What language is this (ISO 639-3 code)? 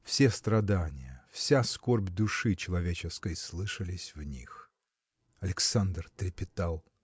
rus